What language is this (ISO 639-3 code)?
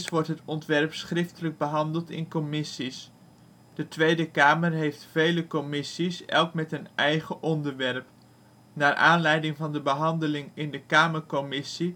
nld